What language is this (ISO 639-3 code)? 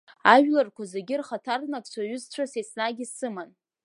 abk